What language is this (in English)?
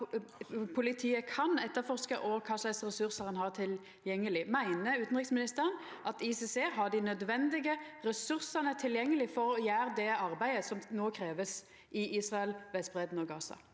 Norwegian